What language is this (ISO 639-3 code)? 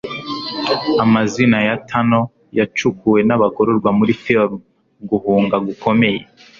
kin